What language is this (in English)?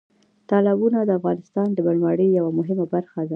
Pashto